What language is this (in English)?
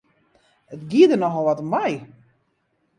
Western Frisian